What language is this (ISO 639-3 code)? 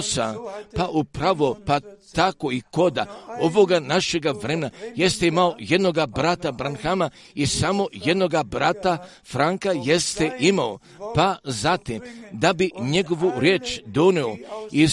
hrv